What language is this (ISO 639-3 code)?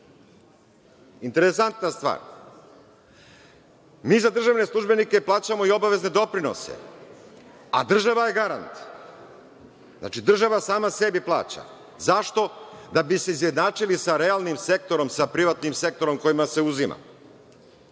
srp